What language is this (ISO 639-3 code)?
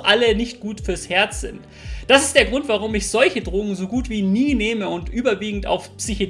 deu